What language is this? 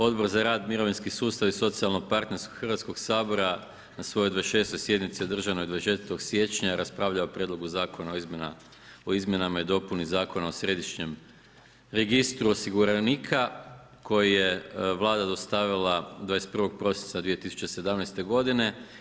Croatian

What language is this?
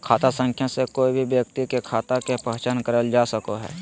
Magahi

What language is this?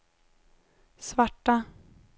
Swedish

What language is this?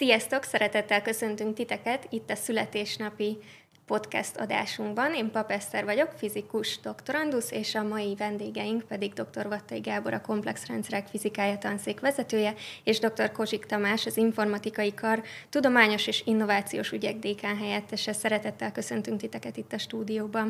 Hungarian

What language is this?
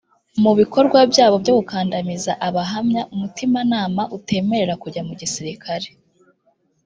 Kinyarwanda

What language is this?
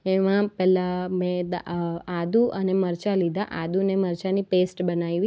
Gujarati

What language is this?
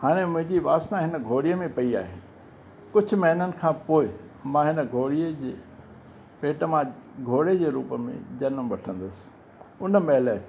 Sindhi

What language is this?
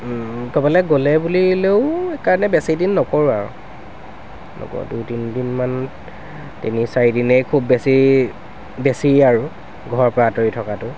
Assamese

